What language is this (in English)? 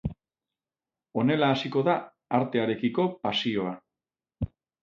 Basque